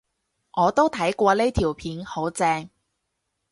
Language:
Cantonese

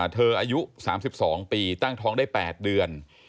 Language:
Thai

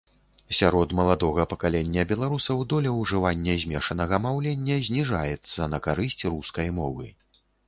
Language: Belarusian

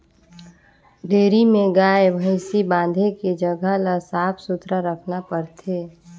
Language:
Chhattisgarhi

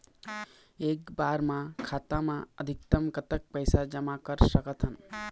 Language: Chhattisgarhi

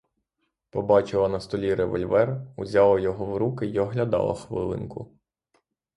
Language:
Ukrainian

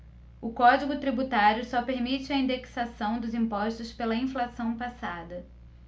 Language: Portuguese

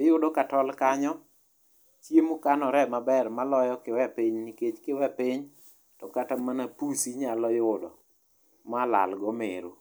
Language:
Luo (Kenya and Tanzania)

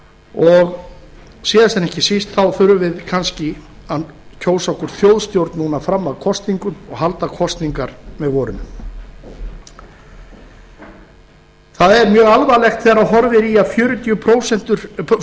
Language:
Icelandic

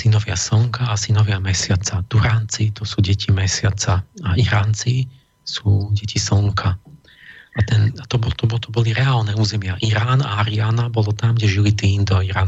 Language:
Slovak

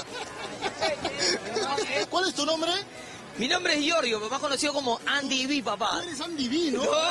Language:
Spanish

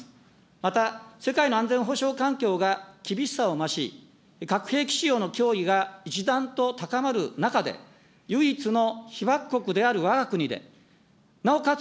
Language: Japanese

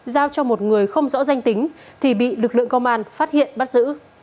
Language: Vietnamese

